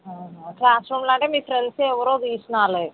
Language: Telugu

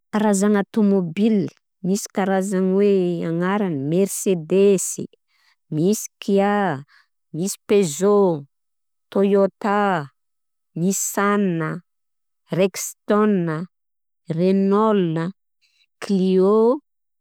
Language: Southern Betsimisaraka Malagasy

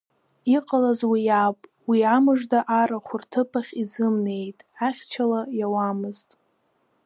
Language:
Abkhazian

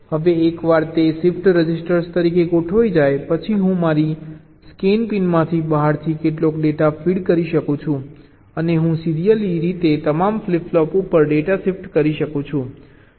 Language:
Gujarati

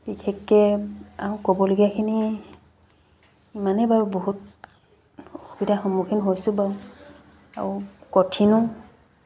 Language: Assamese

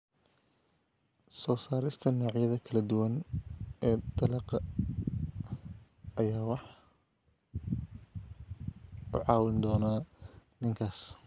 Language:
Somali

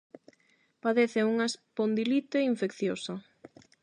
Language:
Galician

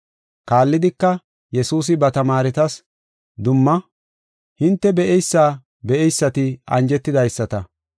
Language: Gofa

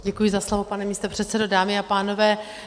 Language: Czech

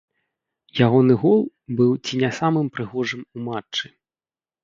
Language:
Belarusian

